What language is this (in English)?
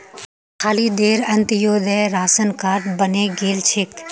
Magahi